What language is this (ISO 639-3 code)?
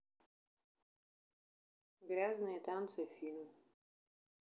rus